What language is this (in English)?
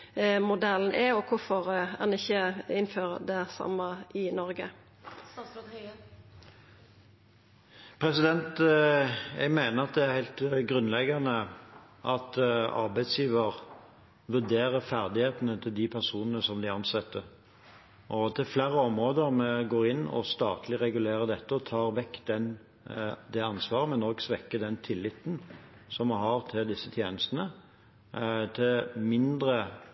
Norwegian